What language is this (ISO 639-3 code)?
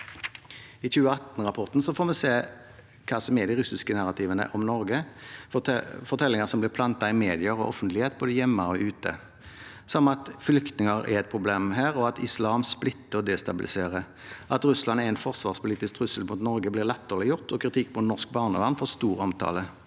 nor